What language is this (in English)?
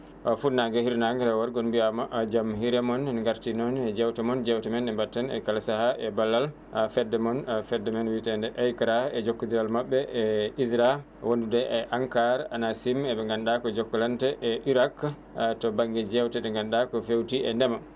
Fula